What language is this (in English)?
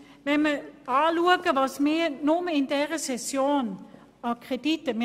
Swiss German